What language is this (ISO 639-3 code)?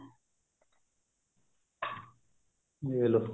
pan